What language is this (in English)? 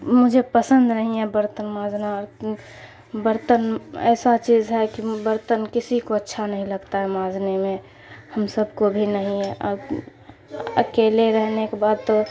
Urdu